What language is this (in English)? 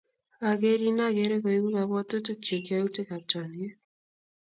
Kalenjin